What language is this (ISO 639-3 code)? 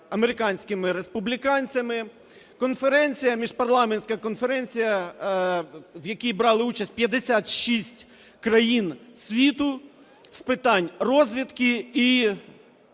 ukr